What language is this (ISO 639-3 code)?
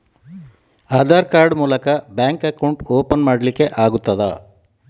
kan